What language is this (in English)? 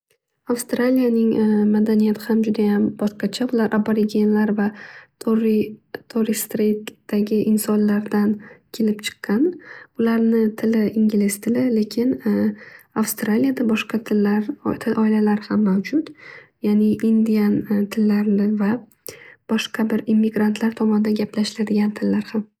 Uzbek